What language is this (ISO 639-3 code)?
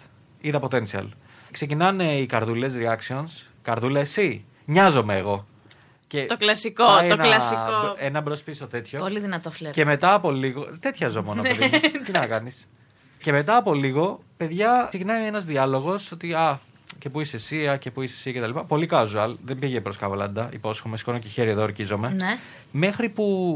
ell